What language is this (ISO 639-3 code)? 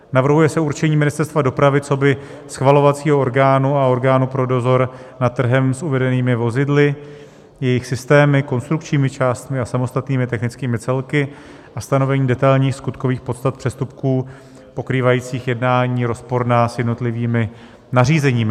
ces